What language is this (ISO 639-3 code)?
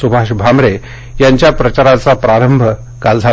mar